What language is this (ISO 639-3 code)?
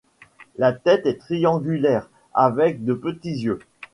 fra